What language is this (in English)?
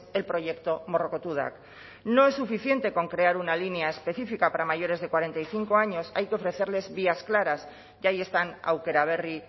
Spanish